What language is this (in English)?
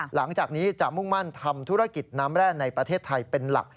Thai